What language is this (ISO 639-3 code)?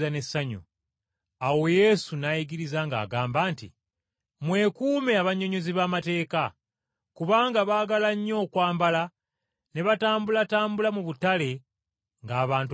lug